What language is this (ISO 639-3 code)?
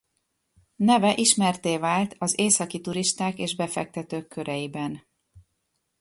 hun